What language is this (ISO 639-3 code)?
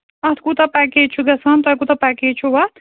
kas